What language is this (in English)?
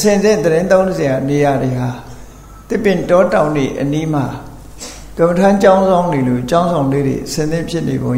Thai